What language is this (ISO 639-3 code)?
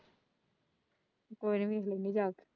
pan